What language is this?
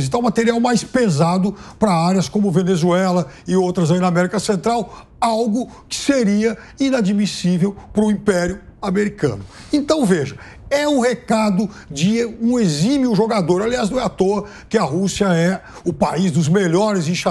Portuguese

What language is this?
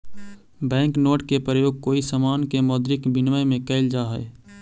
Magahi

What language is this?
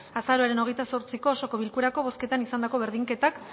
Basque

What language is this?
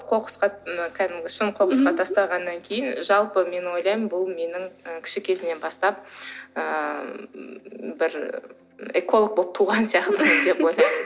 Kazakh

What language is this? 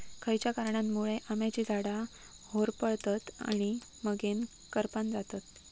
Marathi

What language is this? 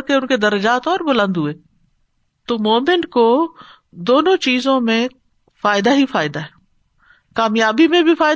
Urdu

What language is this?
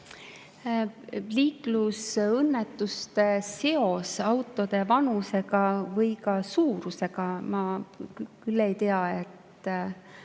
Estonian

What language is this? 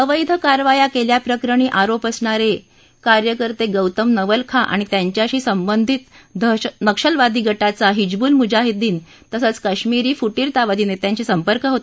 Marathi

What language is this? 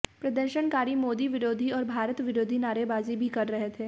Hindi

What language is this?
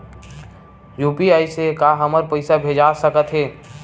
Chhattisgarhi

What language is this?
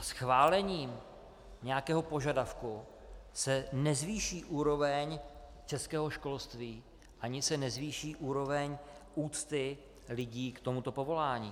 Czech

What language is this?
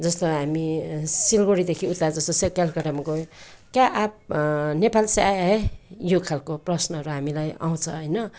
Nepali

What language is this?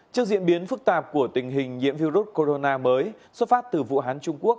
Vietnamese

